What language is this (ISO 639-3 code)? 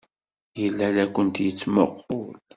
kab